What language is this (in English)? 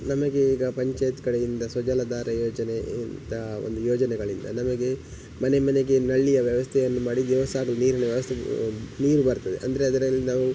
Kannada